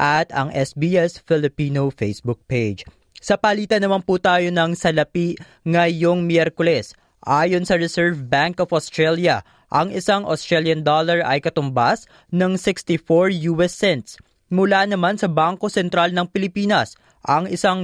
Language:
Filipino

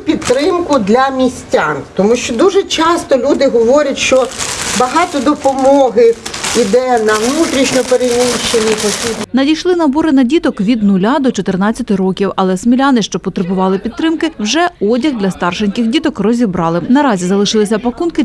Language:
Ukrainian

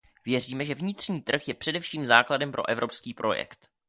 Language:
Czech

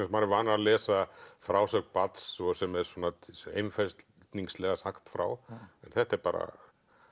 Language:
Icelandic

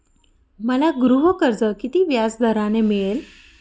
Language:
Marathi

